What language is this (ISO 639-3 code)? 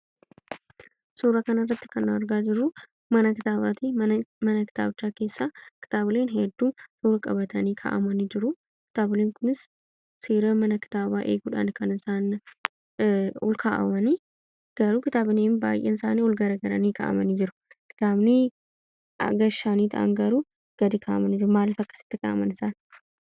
orm